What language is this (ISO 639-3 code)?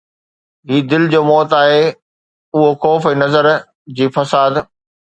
snd